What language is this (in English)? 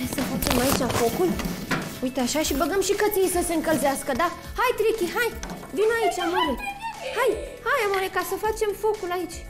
Romanian